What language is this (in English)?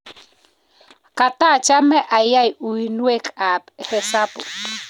Kalenjin